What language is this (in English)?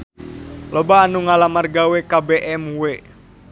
Sundanese